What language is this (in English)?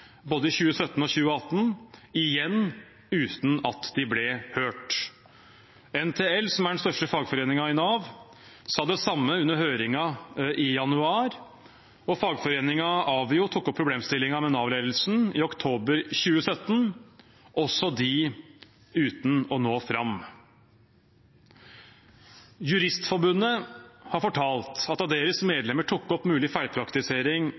Norwegian Bokmål